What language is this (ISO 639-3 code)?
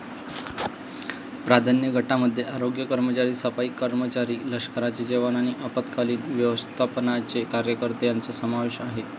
mar